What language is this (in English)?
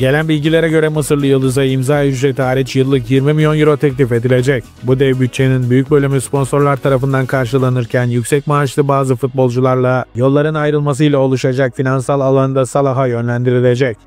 Turkish